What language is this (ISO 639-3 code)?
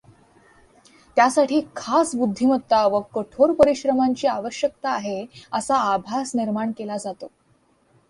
mar